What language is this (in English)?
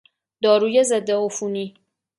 Persian